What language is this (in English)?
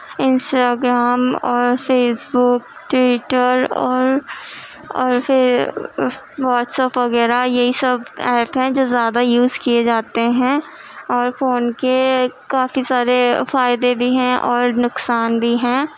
Urdu